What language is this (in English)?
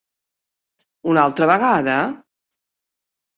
Catalan